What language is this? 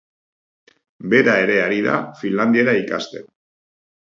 Basque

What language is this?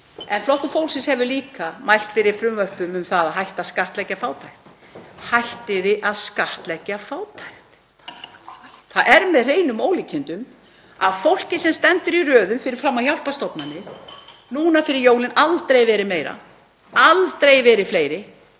Icelandic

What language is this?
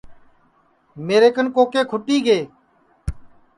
Sansi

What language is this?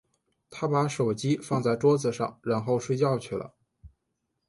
Chinese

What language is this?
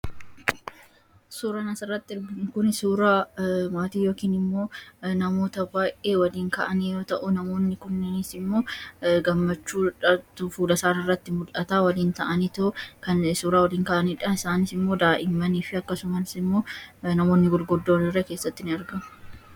Oromo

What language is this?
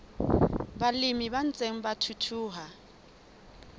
Southern Sotho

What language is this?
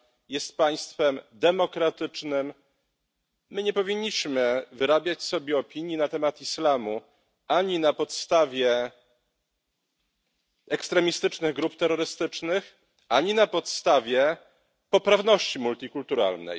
Polish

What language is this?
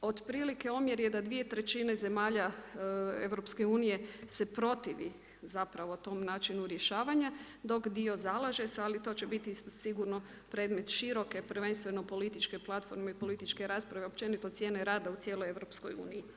Croatian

